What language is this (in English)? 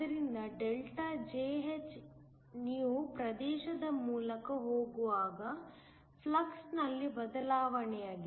Kannada